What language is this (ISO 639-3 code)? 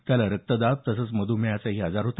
mar